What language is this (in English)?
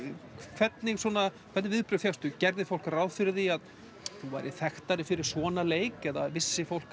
Icelandic